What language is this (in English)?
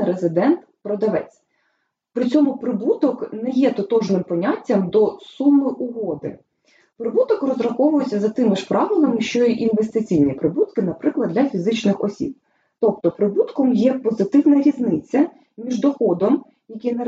Ukrainian